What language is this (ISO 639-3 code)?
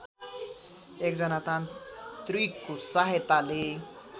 nep